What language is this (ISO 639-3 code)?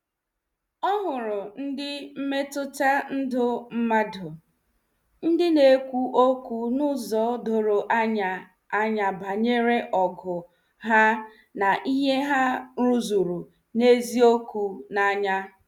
ibo